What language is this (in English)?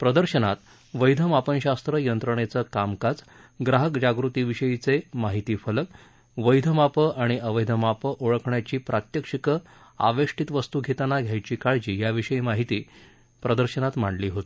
Marathi